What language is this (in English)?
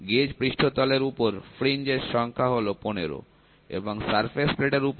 Bangla